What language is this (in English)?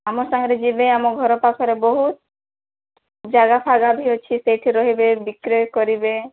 Odia